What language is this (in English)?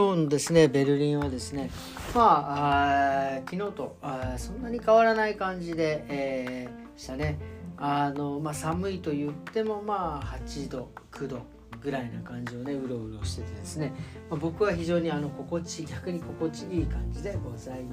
Japanese